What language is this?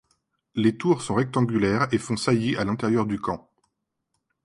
French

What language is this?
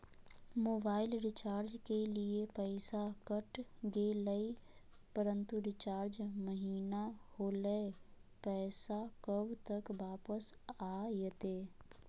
Magahi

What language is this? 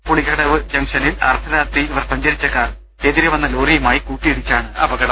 Malayalam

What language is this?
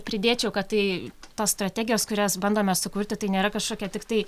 Lithuanian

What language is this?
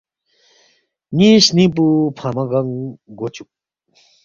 Balti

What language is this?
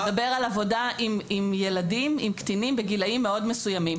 Hebrew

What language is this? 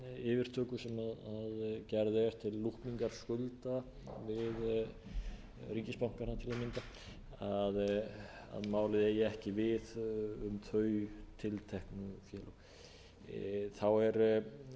Icelandic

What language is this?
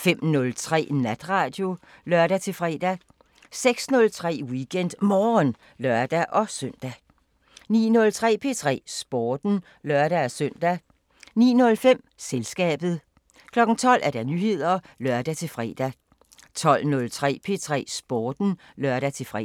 Danish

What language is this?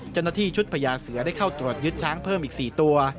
Thai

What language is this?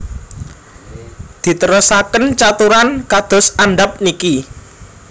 Javanese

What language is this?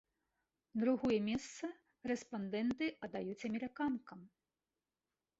Belarusian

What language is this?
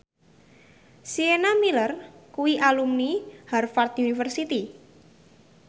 Javanese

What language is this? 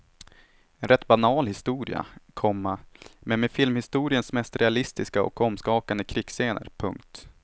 Swedish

